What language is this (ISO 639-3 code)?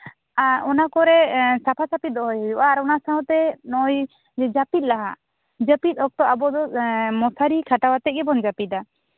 sat